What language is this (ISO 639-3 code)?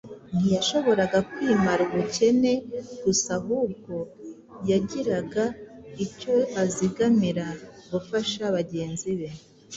kin